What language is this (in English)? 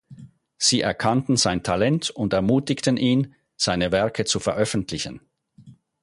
German